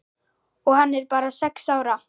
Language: Icelandic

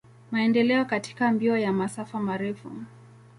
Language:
Swahili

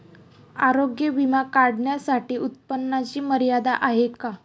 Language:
Marathi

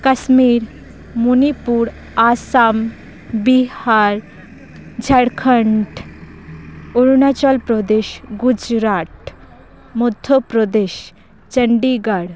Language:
Santali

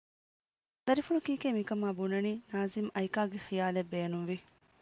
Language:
Divehi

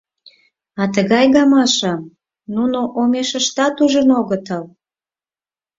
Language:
Mari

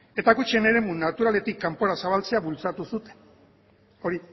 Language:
Basque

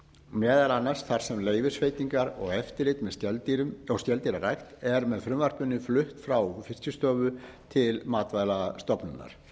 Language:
Icelandic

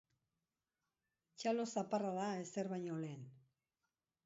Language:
Basque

